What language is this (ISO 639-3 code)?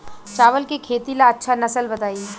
bho